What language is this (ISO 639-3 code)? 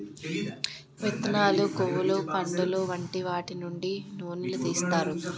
tel